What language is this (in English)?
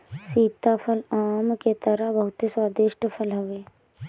Bhojpuri